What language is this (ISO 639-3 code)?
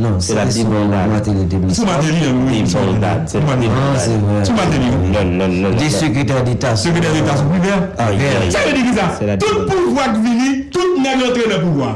fra